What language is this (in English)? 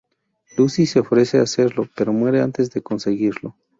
Spanish